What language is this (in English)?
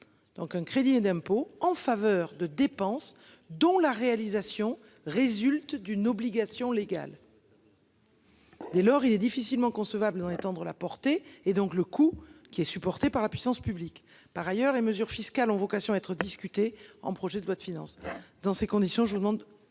French